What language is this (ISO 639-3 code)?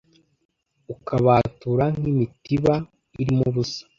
kin